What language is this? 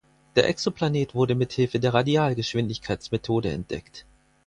German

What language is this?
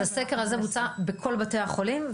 Hebrew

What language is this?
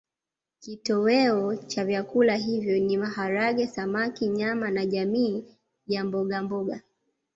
Swahili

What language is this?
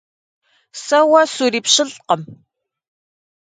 Kabardian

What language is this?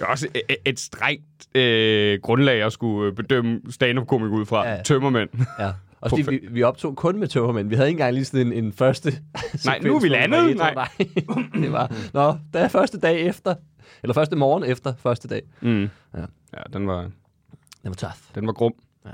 Danish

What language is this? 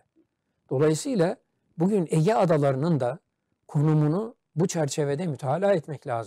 Turkish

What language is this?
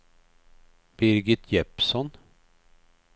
Swedish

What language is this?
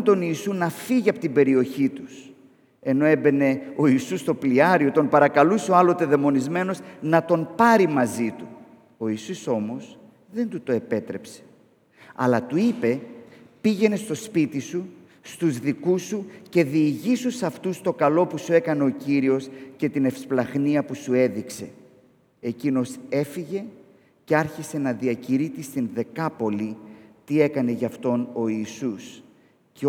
Greek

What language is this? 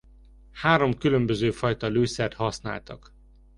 Hungarian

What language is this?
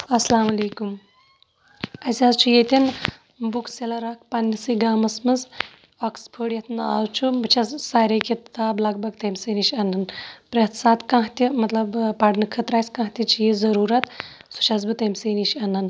Kashmiri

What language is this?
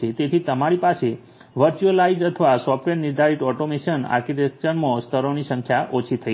Gujarati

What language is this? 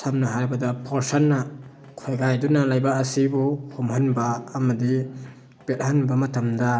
Manipuri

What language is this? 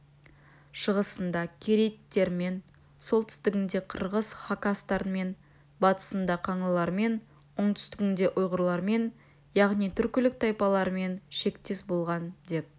Kazakh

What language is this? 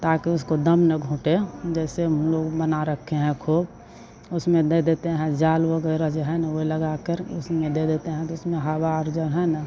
Hindi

